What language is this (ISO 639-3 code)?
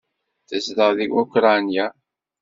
kab